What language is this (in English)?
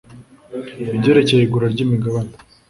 Kinyarwanda